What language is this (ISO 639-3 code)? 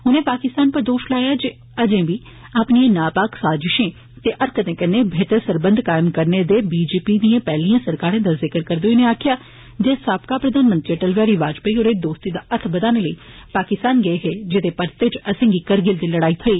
doi